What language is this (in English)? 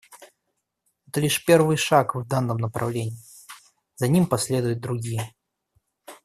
Russian